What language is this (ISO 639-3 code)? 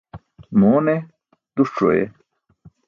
bsk